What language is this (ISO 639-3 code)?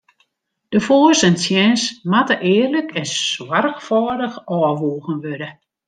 fry